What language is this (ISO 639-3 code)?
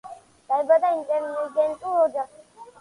kat